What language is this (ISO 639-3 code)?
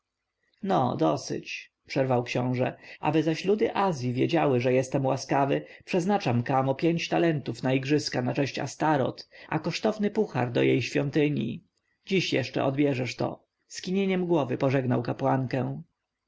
pol